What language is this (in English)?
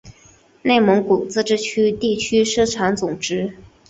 Chinese